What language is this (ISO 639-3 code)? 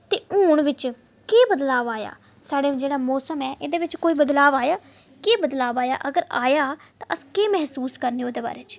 doi